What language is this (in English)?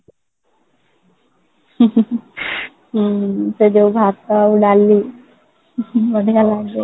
Odia